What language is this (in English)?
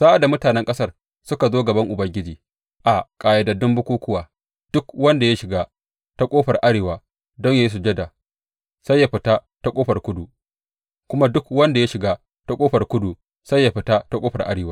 Hausa